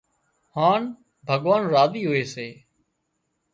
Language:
Wadiyara Koli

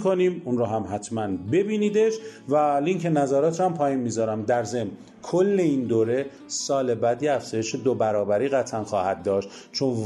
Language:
Persian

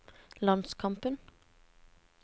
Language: Norwegian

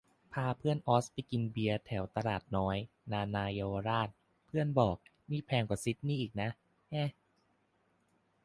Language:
Thai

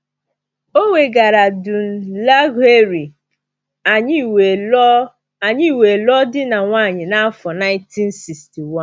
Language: Igbo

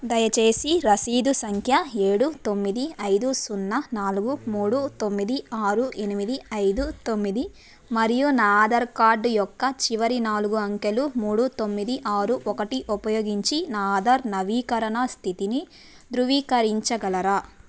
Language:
Telugu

